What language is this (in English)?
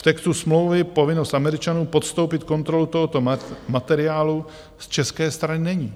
Czech